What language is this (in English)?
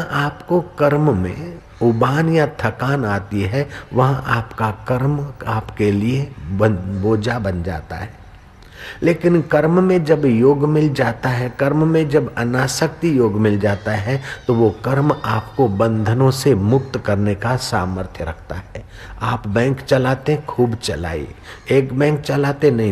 Hindi